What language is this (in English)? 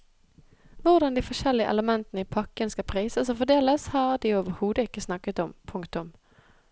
Norwegian